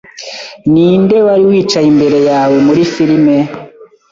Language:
Kinyarwanda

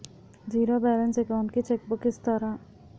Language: Telugu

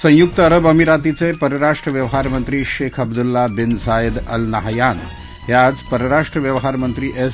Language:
Marathi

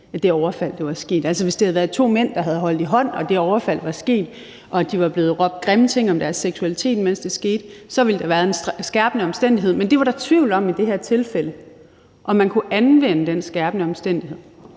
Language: Danish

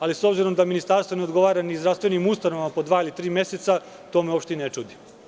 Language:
Serbian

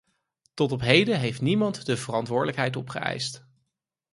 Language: Dutch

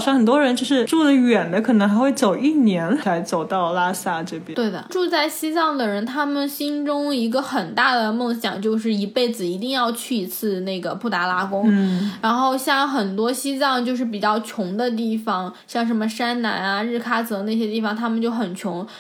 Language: Chinese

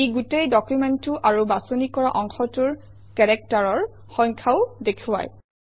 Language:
Assamese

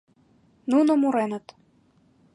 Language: Mari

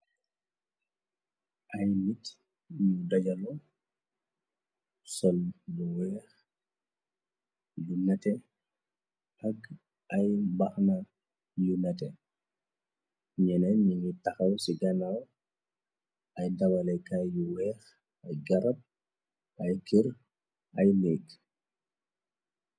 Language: Wolof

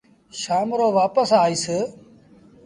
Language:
Sindhi Bhil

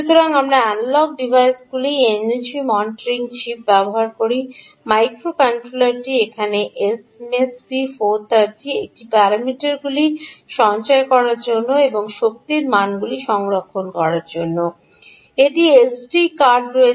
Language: Bangla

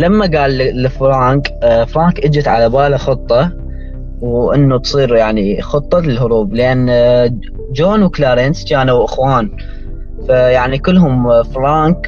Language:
Arabic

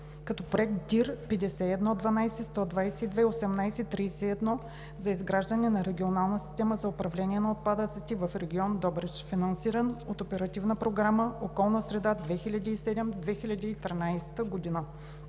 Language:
Bulgarian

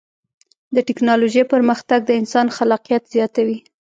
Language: Pashto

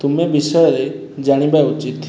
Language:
Odia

